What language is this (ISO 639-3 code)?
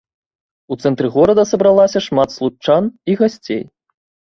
bel